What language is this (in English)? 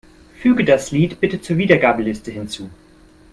German